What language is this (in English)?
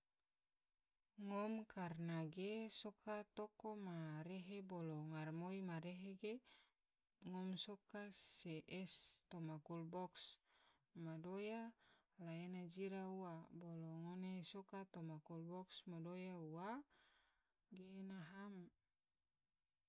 Tidore